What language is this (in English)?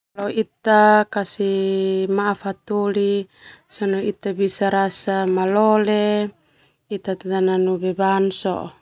Termanu